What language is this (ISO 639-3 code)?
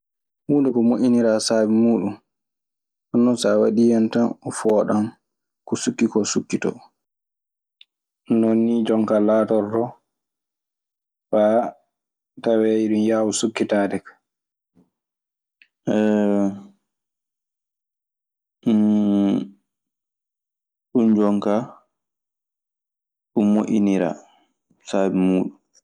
ffm